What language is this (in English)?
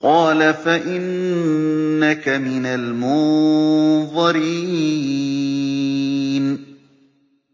Arabic